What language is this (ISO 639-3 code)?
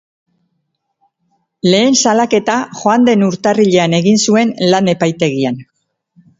eus